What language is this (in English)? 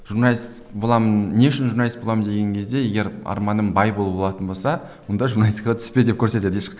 Kazakh